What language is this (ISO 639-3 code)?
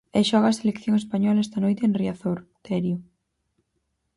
glg